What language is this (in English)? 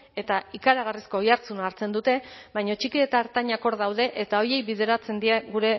Basque